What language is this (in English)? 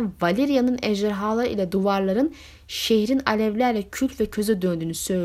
Turkish